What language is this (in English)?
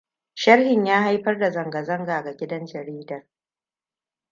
Hausa